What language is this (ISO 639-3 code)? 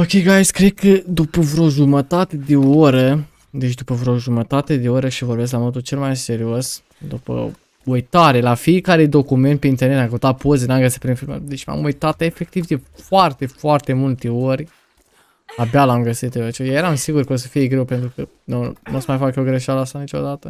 ron